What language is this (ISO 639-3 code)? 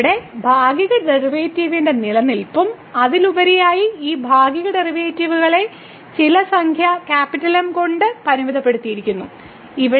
mal